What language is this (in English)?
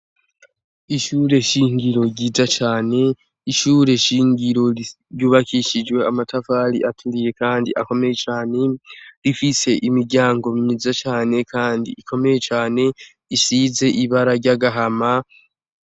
Rundi